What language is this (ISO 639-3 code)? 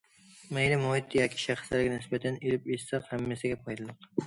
uig